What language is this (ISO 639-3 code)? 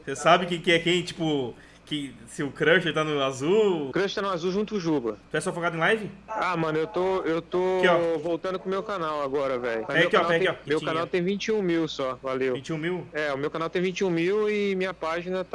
por